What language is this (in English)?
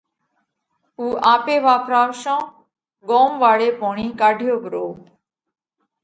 Parkari Koli